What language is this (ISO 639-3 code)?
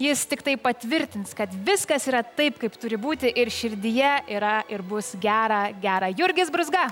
lit